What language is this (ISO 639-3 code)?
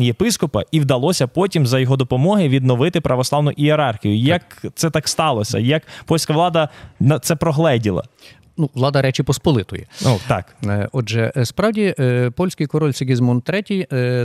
ukr